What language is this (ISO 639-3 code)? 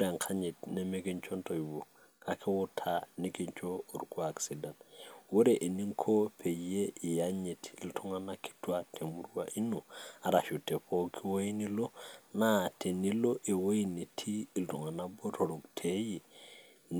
mas